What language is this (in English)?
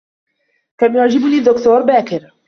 Arabic